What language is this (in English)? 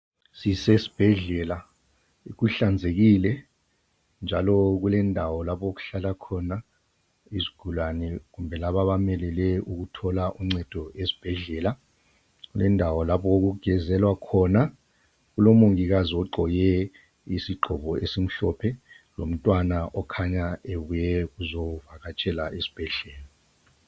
North Ndebele